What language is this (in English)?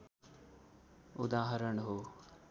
Nepali